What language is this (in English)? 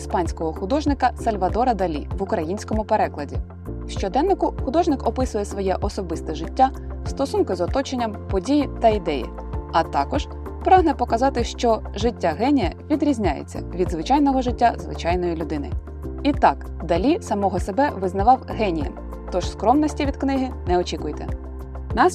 Ukrainian